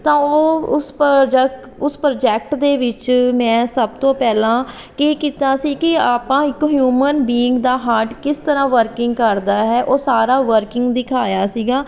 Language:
Punjabi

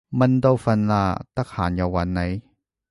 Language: Cantonese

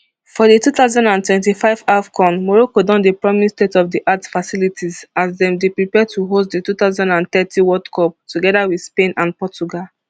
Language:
Nigerian Pidgin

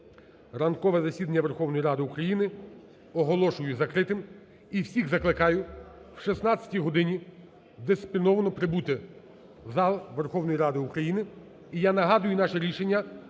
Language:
Ukrainian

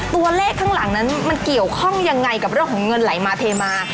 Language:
Thai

